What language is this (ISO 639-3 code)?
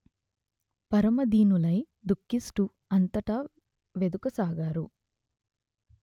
tel